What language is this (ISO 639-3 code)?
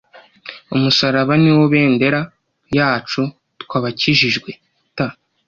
kin